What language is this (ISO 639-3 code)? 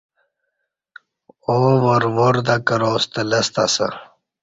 bsh